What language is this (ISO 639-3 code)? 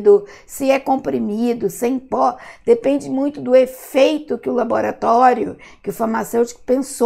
por